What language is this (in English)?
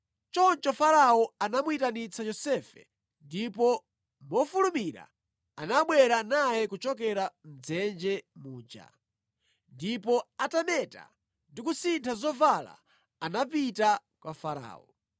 Nyanja